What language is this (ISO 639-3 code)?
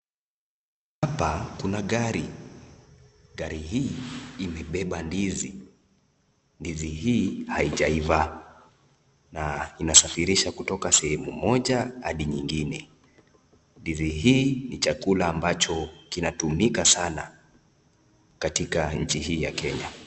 swa